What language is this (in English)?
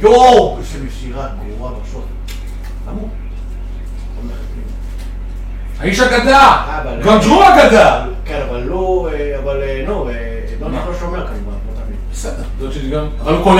Hebrew